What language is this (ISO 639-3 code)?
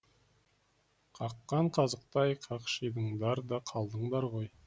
kaz